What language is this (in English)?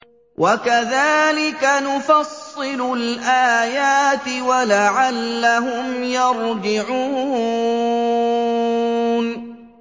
Arabic